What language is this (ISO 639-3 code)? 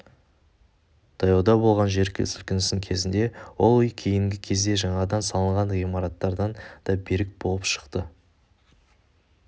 kaz